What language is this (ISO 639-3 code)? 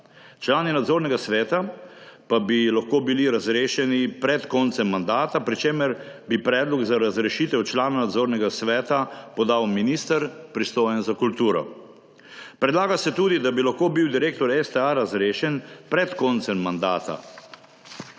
slv